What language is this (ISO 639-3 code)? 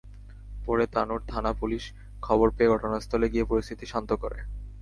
ben